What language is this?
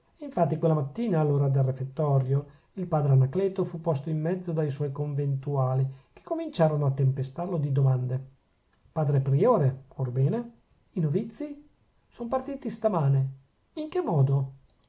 Italian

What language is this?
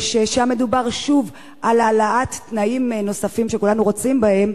Hebrew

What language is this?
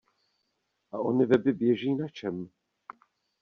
Czech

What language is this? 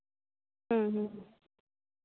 Santali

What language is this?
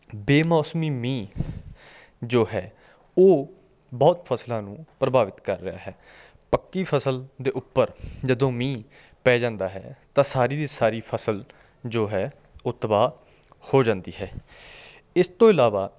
Punjabi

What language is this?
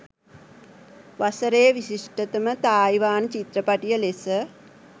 Sinhala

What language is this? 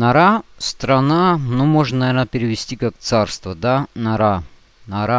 Russian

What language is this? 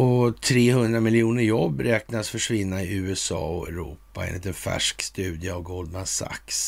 Swedish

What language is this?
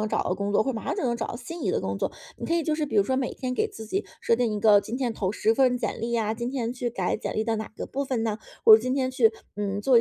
Chinese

